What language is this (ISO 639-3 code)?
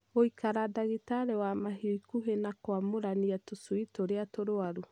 kik